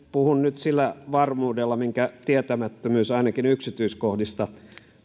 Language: Finnish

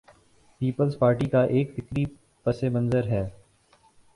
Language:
Urdu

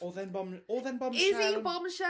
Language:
Welsh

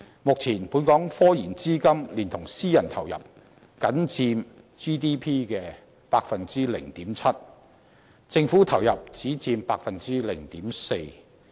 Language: Cantonese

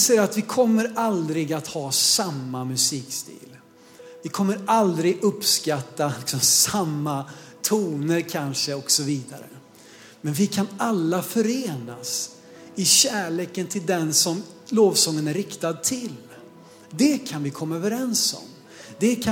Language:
Swedish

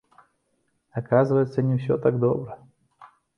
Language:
Belarusian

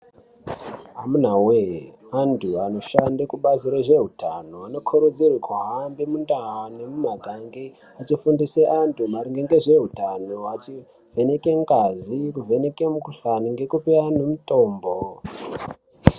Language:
Ndau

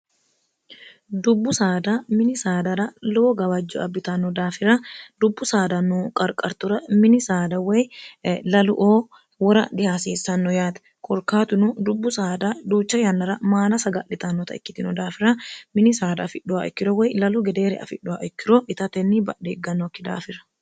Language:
Sidamo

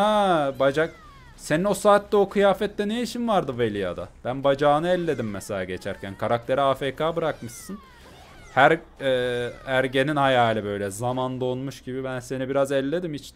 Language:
Turkish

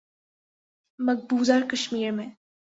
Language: Urdu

